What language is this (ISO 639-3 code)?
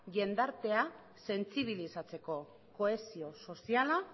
eus